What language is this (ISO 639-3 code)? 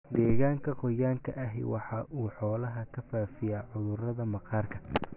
som